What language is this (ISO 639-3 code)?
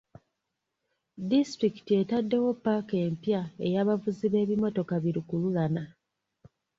lug